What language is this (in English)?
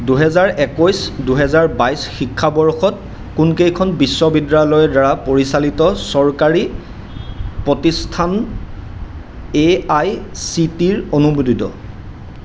Assamese